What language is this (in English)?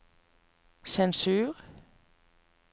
Norwegian